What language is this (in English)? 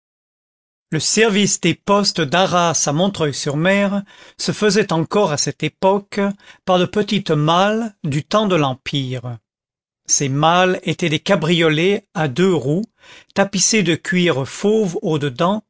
French